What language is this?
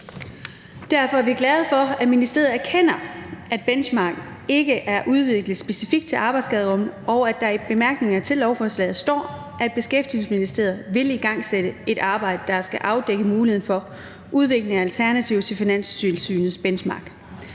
Danish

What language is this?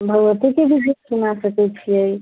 Maithili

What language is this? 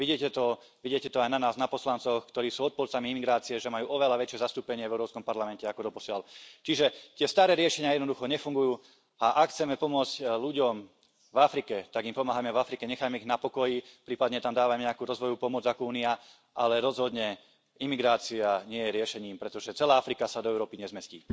Slovak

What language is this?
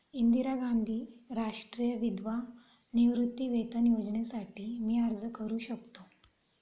Marathi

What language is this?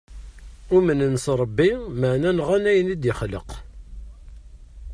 Kabyle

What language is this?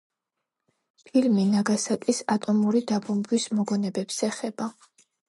Georgian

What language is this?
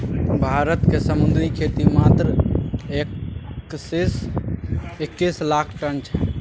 Maithili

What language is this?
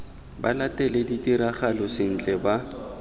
Tswana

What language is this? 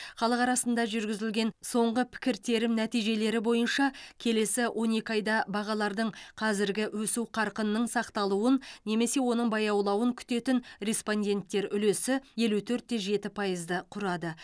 Kazakh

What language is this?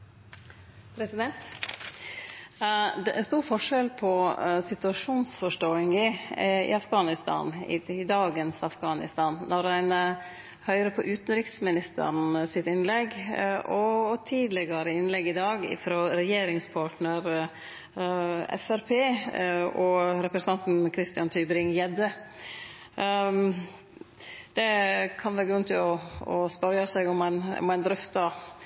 Norwegian Nynorsk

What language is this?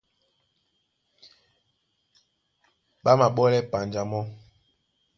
Duala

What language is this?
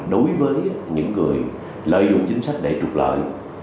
Vietnamese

